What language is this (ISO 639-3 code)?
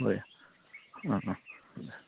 brx